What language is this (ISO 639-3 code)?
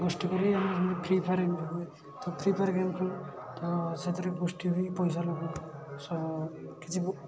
ori